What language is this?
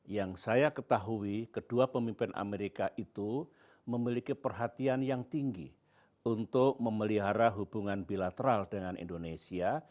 Indonesian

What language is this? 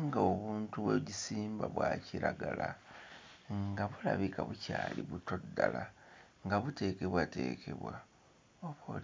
Ganda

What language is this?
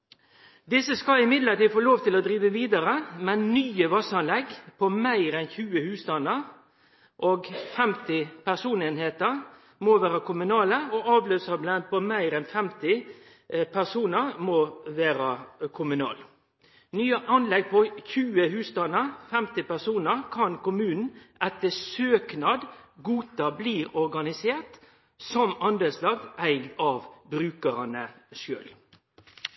Norwegian Nynorsk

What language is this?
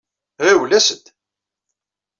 Kabyle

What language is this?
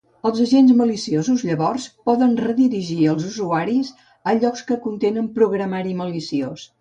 Catalan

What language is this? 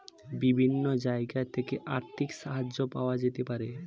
Bangla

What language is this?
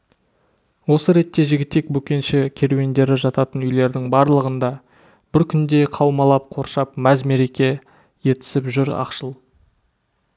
Kazakh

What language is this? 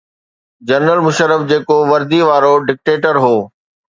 Sindhi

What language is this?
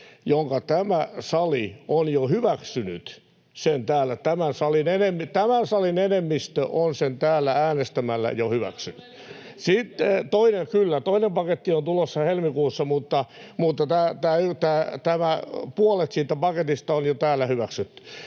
Finnish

